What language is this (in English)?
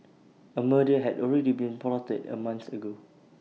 English